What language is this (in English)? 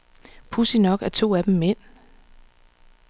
Danish